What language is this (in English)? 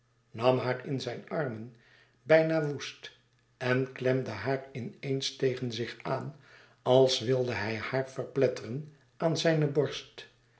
Dutch